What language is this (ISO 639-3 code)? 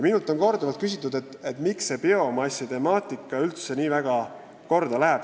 est